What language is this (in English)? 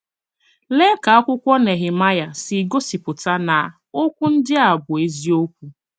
Igbo